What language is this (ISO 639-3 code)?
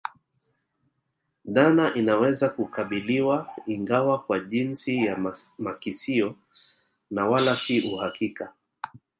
swa